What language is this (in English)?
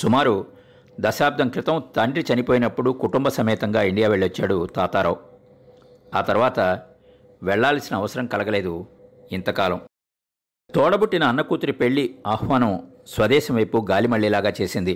Telugu